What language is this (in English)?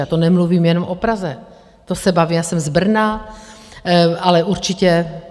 Czech